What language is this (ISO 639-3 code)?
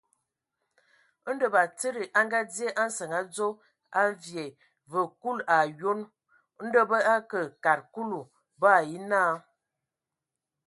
ewo